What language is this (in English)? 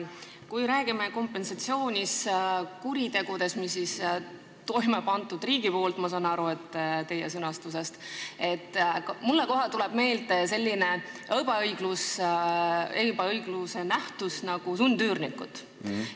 Estonian